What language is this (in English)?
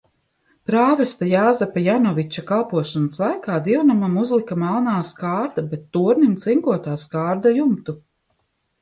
Latvian